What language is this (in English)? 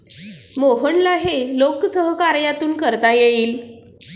Marathi